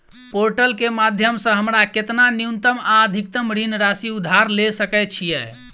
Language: Maithili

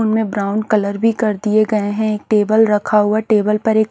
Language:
Hindi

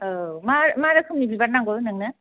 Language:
Bodo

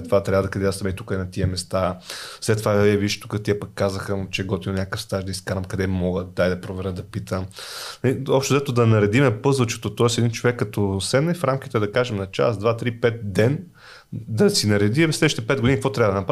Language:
Bulgarian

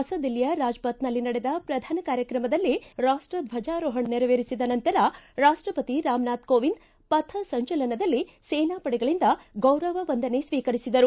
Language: Kannada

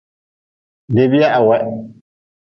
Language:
Nawdm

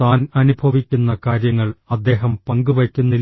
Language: Malayalam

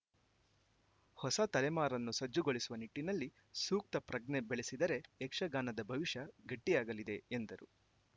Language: Kannada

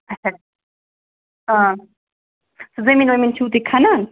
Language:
Kashmiri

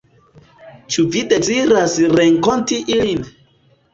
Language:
Esperanto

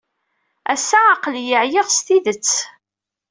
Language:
Kabyle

